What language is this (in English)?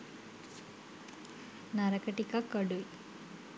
Sinhala